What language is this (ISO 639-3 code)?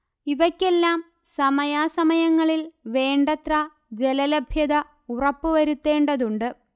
mal